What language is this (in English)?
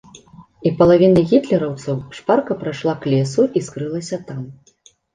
Belarusian